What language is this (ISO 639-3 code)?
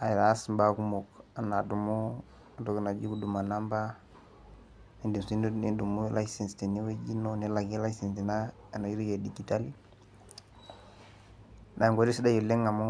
mas